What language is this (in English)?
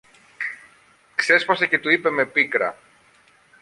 Greek